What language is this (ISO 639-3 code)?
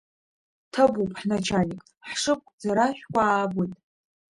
abk